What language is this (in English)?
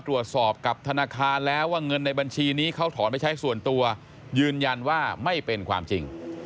Thai